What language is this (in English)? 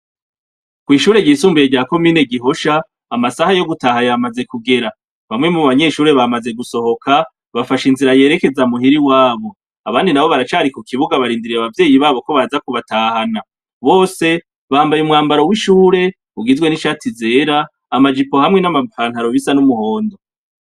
Rundi